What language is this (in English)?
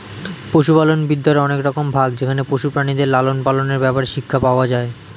Bangla